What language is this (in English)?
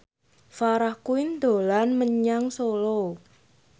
Javanese